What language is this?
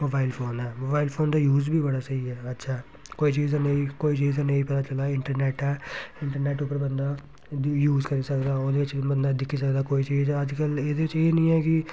Dogri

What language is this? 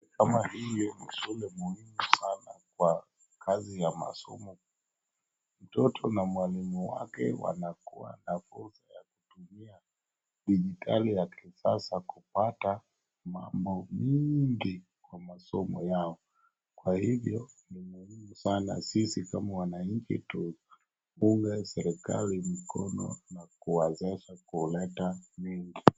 Swahili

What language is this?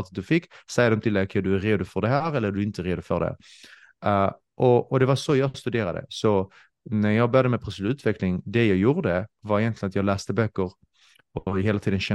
Swedish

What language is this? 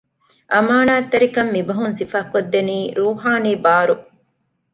Divehi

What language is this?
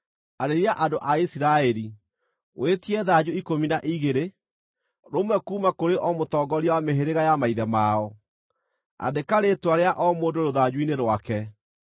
Kikuyu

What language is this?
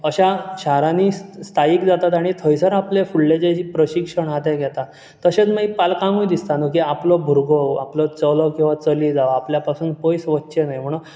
Konkani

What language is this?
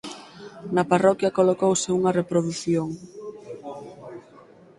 Galician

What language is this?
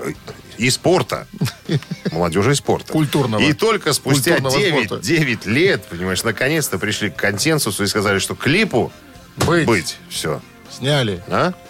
Russian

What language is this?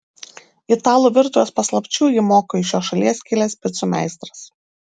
Lithuanian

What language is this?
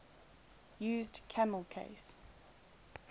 English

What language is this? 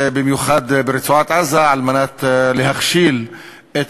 Hebrew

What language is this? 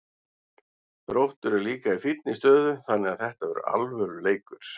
Icelandic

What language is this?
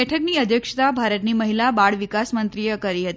Gujarati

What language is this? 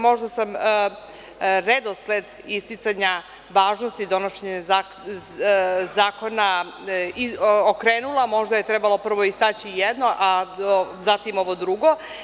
Serbian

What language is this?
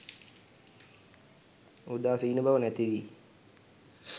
Sinhala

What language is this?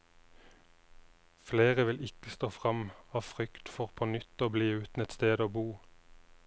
Norwegian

